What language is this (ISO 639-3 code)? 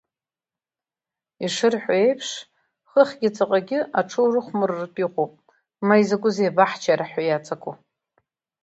abk